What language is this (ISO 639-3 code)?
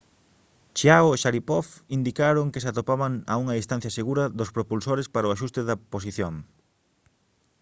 glg